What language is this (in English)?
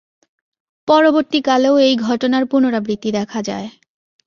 Bangla